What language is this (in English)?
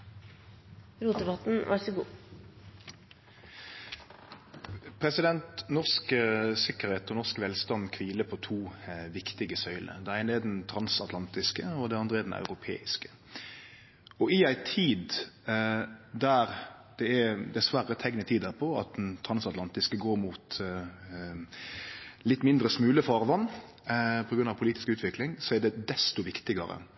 Norwegian Nynorsk